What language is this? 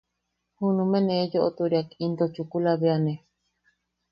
Yaqui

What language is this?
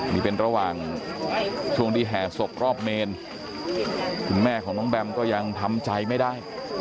Thai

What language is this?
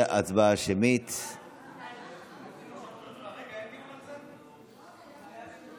Hebrew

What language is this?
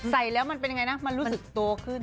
Thai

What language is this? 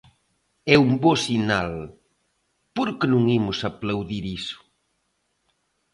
Galician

